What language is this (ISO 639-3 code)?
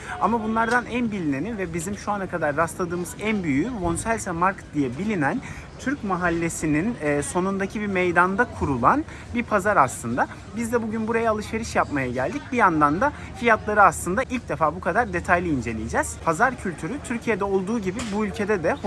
tur